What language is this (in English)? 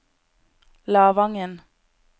Norwegian